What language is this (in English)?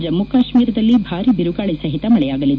Kannada